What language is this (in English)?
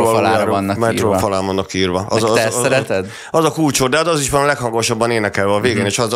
Hungarian